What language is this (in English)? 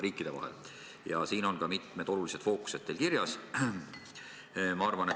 Estonian